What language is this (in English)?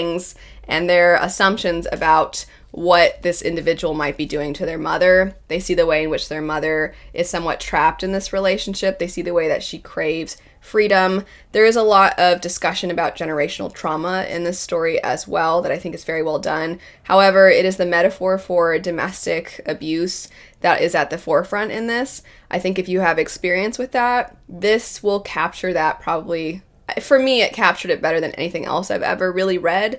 English